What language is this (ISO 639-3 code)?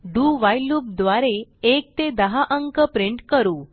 mar